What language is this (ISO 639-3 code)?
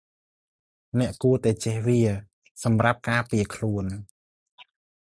khm